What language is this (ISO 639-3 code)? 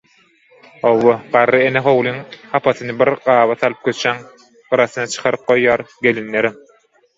tuk